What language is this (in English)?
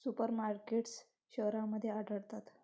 Marathi